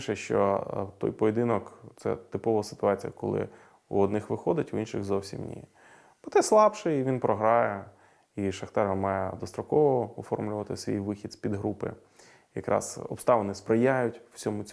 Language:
Ukrainian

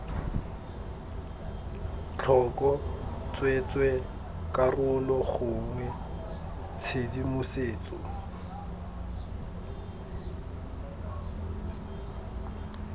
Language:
Tswana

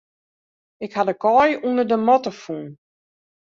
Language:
Western Frisian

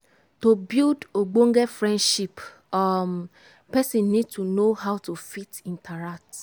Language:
Nigerian Pidgin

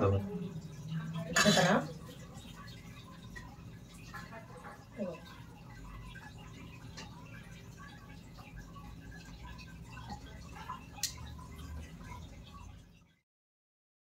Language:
Arabic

